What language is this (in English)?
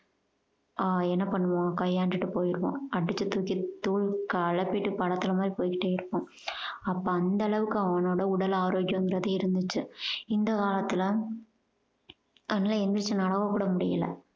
Tamil